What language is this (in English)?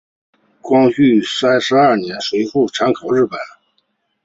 Chinese